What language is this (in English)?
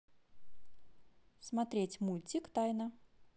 Russian